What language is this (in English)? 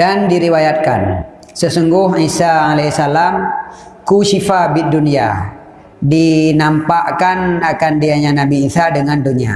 Malay